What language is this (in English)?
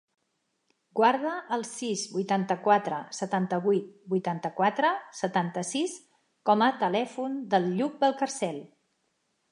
Catalan